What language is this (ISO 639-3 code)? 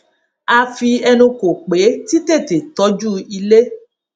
yor